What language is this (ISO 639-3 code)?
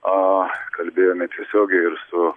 lit